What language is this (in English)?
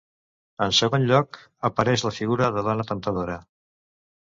Catalan